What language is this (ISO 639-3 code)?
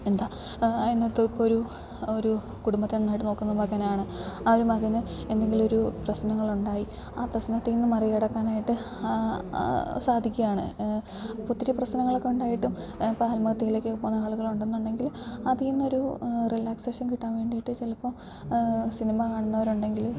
mal